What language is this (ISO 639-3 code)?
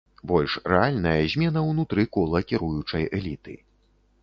bel